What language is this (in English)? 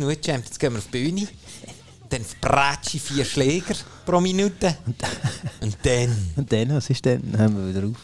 German